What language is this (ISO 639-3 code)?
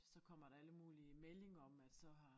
dan